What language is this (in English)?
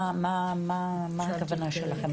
Hebrew